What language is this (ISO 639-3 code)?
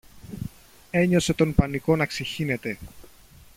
ell